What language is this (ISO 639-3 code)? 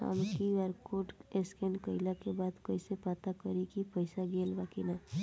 bho